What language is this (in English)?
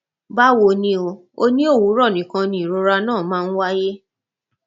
Yoruba